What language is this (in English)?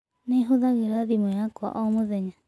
Kikuyu